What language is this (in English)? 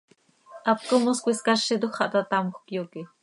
Seri